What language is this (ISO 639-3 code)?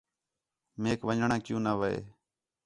xhe